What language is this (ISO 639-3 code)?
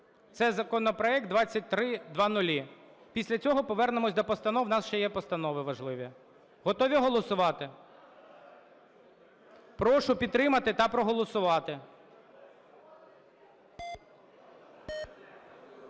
ukr